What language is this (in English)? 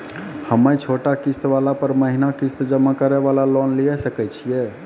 Maithili